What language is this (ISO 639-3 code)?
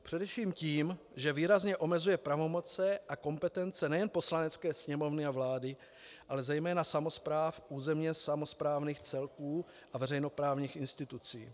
ces